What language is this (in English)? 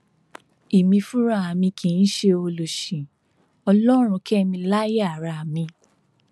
Yoruba